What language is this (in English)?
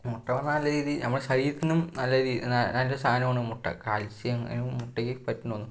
Malayalam